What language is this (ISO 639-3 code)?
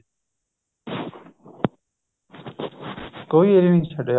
pan